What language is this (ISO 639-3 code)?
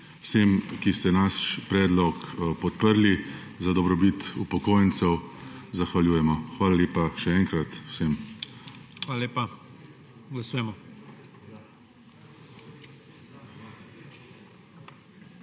slv